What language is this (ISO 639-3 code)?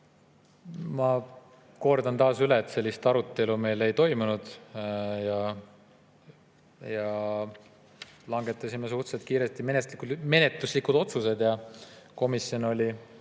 est